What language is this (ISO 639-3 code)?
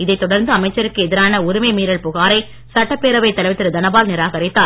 tam